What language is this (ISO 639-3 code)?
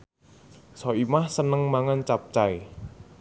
jav